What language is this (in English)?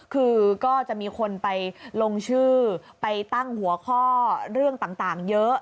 Thai